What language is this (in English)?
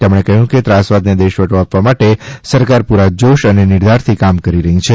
Gujarati